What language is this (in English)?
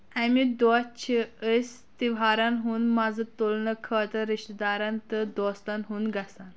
Kashmiri